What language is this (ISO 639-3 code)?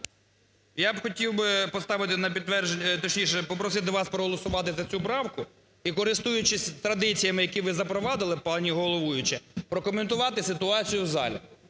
ukr